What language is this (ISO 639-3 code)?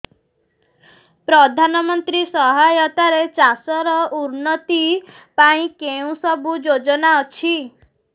ori